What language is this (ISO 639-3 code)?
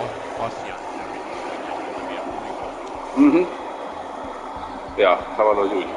hun